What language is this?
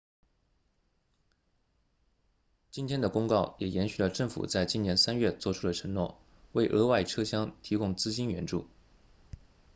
Chinese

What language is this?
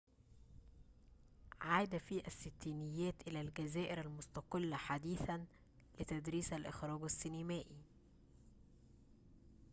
Arabic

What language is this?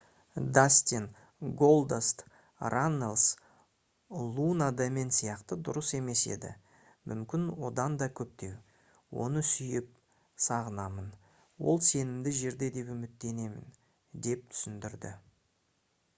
Kazakh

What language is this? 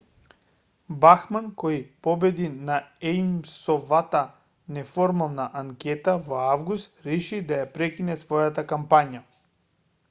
Macedonian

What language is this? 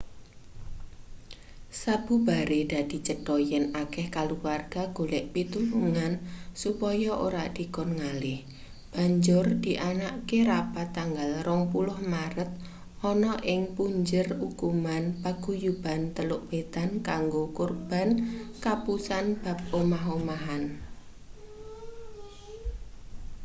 Javanese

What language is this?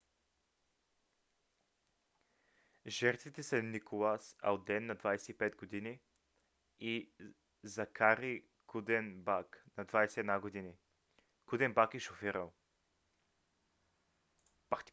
Bulgarian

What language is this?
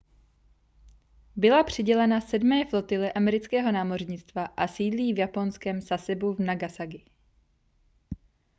Czech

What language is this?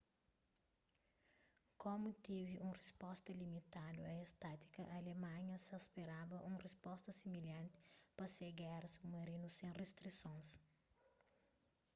Kabuverdianu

